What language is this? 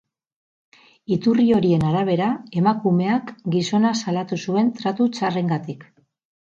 Basque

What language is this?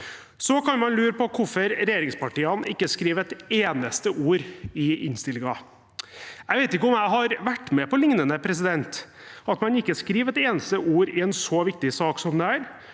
Norwegian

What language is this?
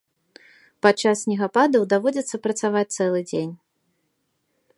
Belarusian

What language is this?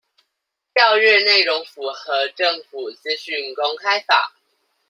Chinese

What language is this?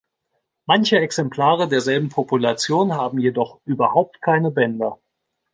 German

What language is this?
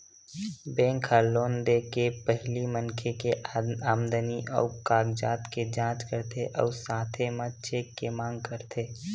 Chhattisgarhi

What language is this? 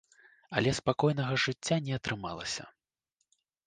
Belarusian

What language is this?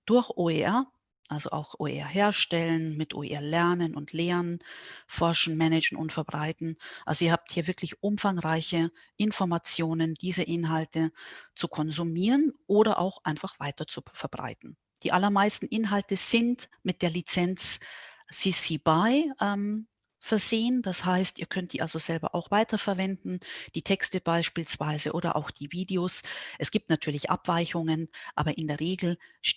German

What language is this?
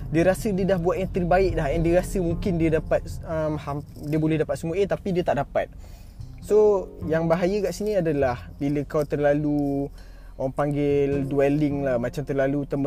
Malay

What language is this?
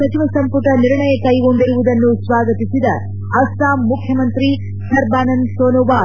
Kannada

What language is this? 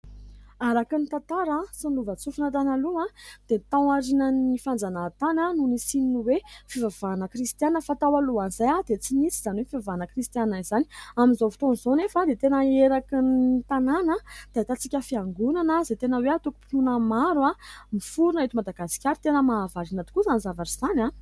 Malagasy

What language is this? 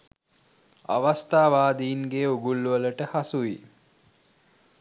Sinhala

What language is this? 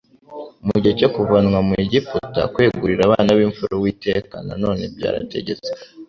Kinyarwanda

